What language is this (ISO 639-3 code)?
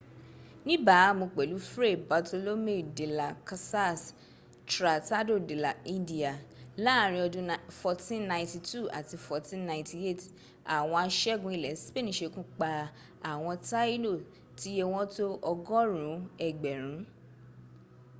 yor